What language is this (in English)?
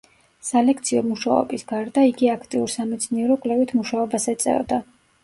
Georgian